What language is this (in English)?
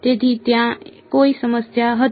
Gujarati